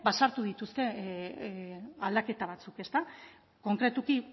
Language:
Basque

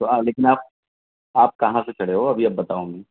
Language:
Urdu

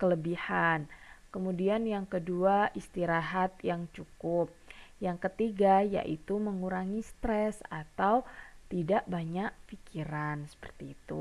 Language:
Indonesian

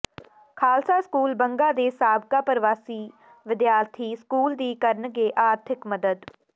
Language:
Punjabi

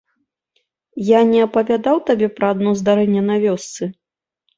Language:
Belarusian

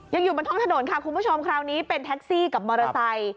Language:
Thai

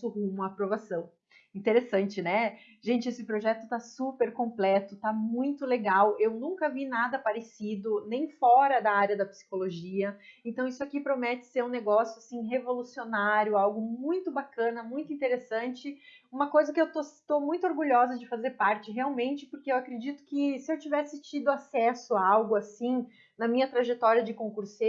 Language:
Portuguese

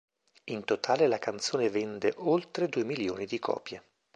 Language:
Italian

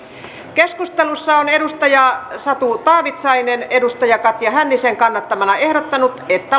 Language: Finnish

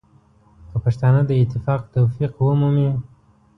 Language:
Pashto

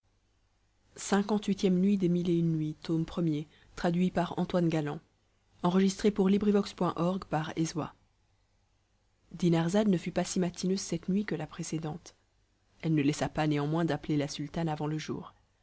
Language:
French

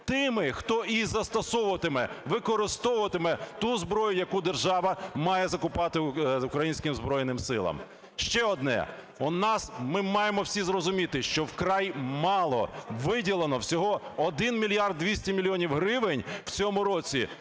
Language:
Ukrainian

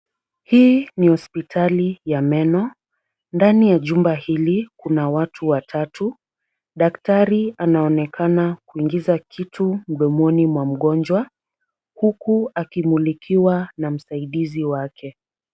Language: Swahili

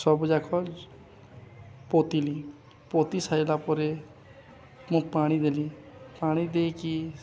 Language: Odia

